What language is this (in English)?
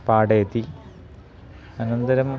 Sanskrit